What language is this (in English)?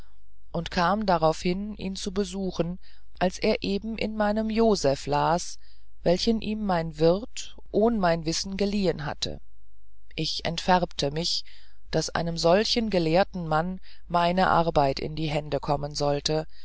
German